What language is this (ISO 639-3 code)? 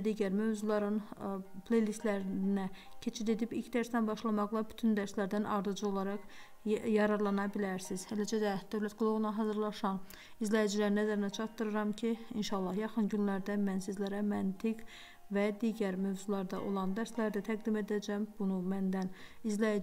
tur